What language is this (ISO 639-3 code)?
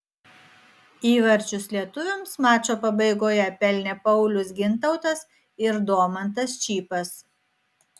lit